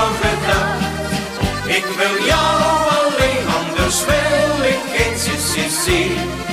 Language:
Dutch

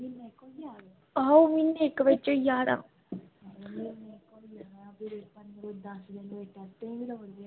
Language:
Dogri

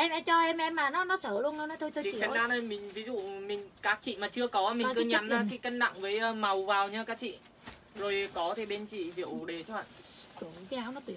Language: Vietnamese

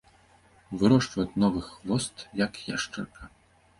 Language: Belarusian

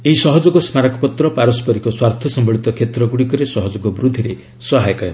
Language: Odia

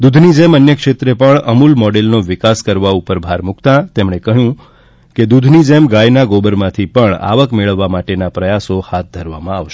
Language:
Gujarati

